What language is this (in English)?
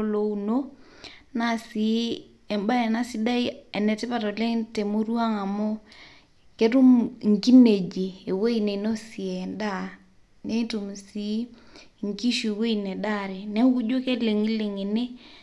Masai